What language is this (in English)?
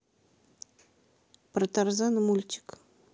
Russian